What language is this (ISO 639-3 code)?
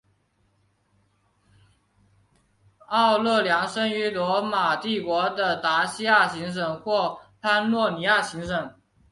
zho